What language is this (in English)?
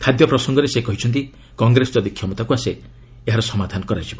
Odia